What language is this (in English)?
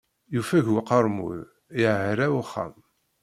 Kabyle